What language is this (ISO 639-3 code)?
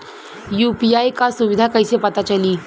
bho